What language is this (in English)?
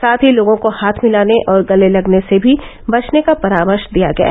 Hindi